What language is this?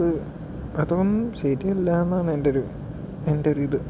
Malayalam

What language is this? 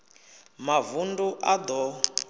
Venda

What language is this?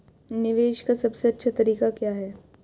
Hindi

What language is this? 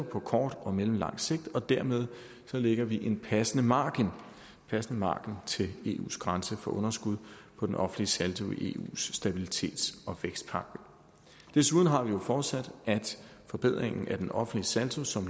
Danish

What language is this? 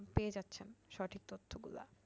Bangla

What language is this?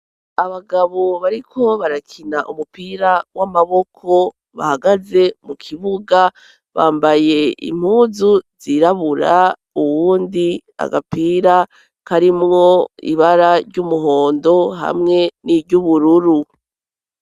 Rundi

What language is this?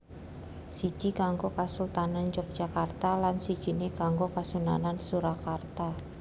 Javanese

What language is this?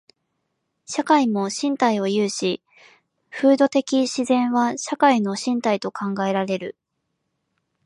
Japanese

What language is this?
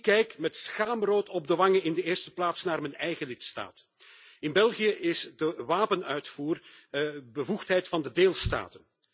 Dutch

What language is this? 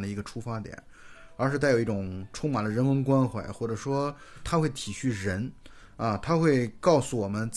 Chinese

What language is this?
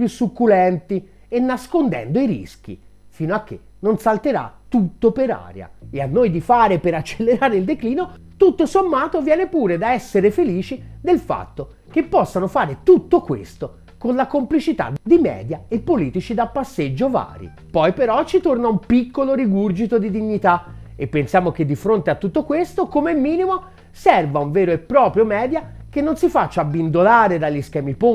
Italian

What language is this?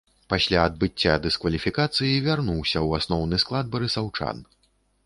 Belarusian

